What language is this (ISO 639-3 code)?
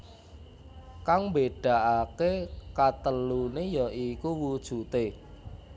jav